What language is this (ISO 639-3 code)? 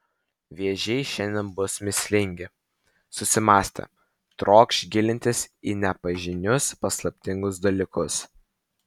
lit